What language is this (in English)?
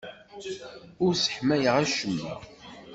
Kabyle